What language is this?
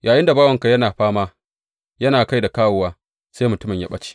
Hausa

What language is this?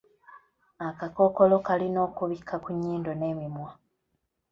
Ganda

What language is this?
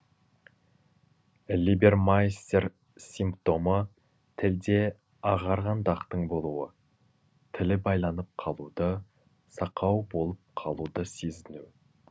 Kazakh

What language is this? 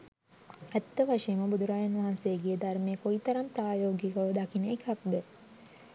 Sinhala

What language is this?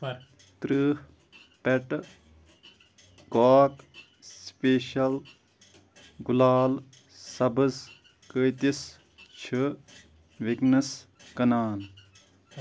Kashmiri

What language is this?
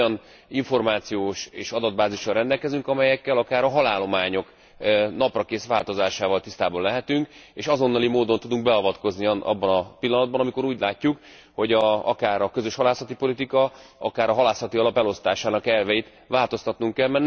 Hungarian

